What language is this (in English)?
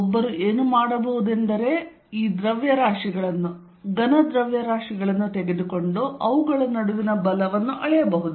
Kannada